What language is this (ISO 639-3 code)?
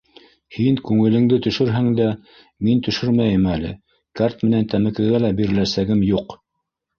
bak